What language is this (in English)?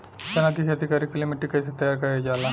Bhojpuri